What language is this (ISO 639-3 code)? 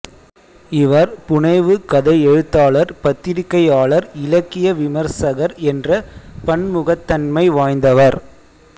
tam